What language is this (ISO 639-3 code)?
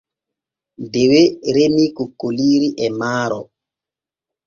fue